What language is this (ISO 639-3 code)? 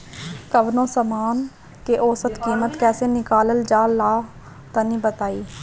bho